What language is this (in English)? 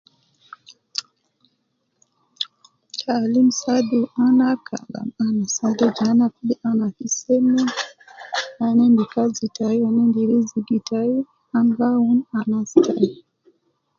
Nubi